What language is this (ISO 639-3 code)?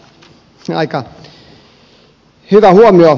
fin